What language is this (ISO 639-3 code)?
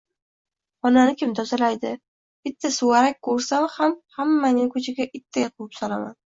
uzb